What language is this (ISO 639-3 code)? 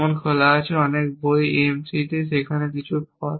ben